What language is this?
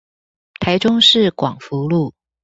Chinese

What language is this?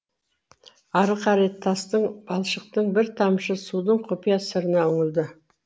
Kazakh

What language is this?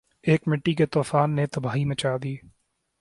Urdu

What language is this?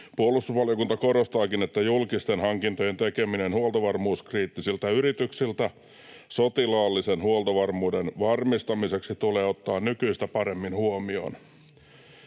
Finnish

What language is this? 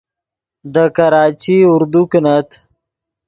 Yidgha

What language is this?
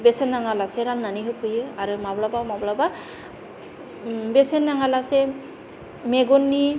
Bodo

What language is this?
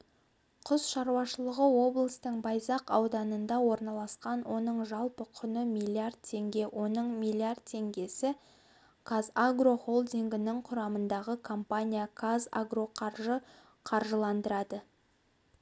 Kazakh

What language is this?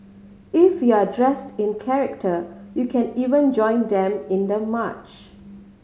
English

